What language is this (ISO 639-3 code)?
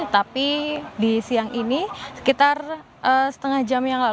ind